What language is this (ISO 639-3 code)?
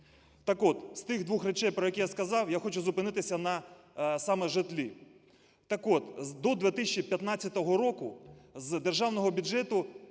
ukr